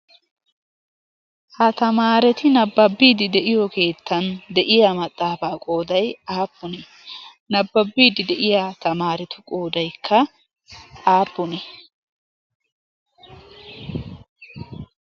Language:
Wolaytta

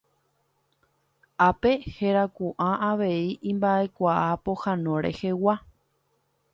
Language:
Guarani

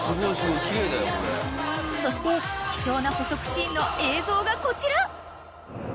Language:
Japanese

